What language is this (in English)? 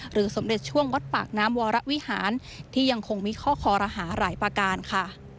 Thai